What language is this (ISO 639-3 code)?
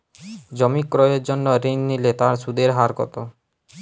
ben